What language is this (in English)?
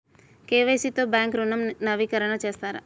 Telugu